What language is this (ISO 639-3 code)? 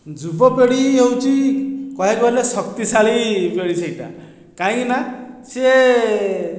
ori